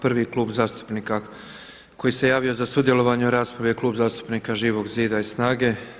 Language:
Croatian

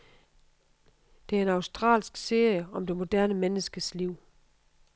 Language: Danish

